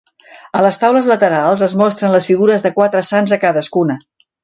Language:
Catalan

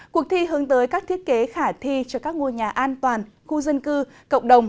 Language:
Vietnamese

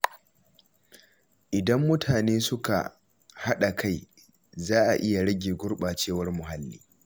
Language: Hausa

